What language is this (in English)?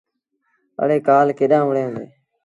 Sindhi Bhil